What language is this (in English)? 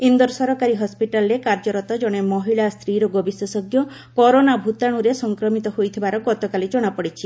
Odia